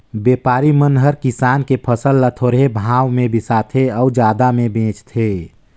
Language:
Chhattisgarhi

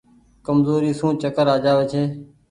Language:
Goaria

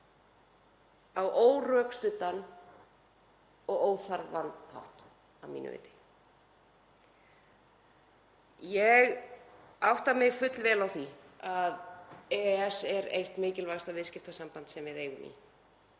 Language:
Icelandic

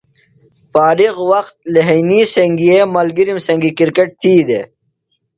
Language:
Phalura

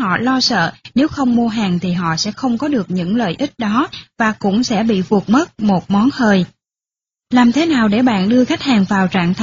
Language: Vietnamese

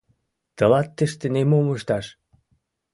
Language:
Mari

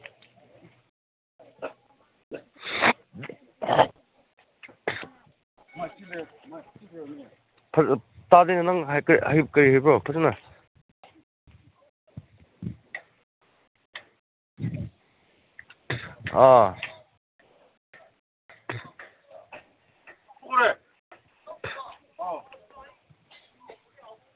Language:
Manipuri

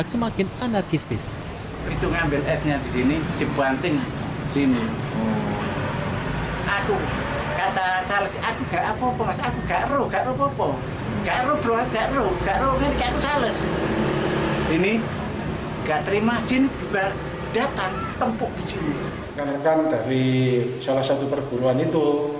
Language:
Indonesian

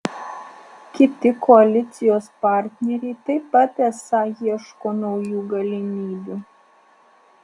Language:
Lithuanian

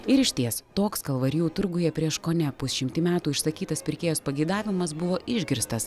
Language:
Lithuanian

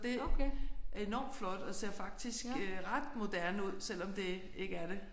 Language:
Danish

